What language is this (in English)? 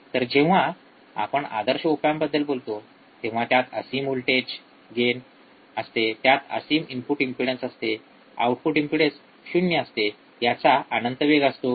Marathi